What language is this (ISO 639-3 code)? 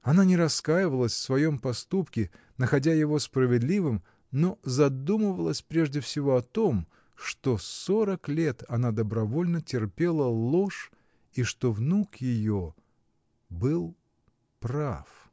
rus